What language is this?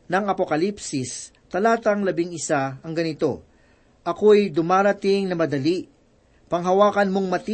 Filipino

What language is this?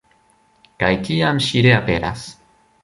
Esperanto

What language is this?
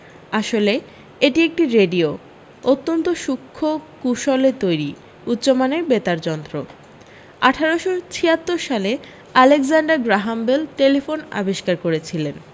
Bangla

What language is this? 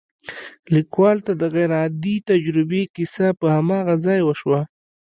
Pashto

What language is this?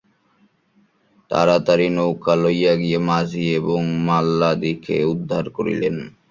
Bangla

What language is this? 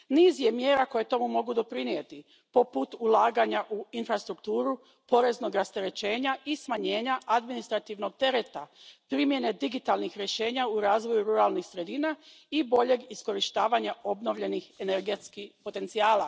Croatian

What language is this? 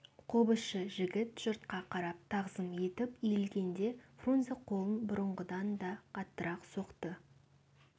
Kazakh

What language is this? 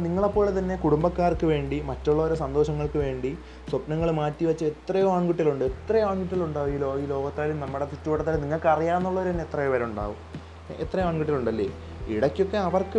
Malayalam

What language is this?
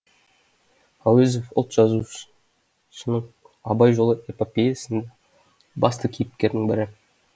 Kazakh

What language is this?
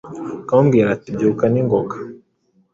Kinyarwanda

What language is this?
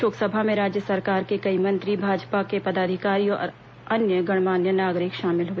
Hindi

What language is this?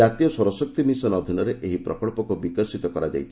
Odia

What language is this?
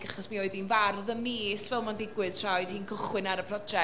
Welsh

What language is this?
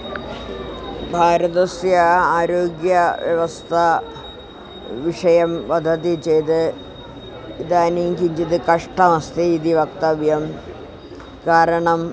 Sanskrit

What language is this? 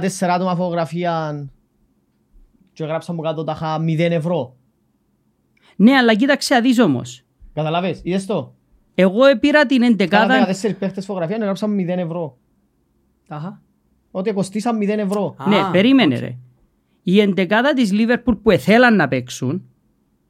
Greek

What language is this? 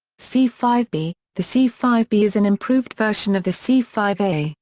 English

